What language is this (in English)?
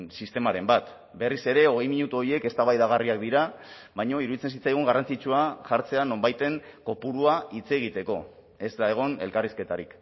Basque